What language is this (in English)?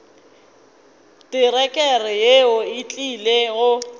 Northern Sotho